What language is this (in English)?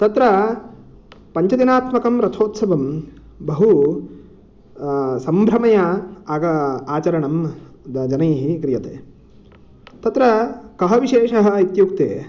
Sanskrit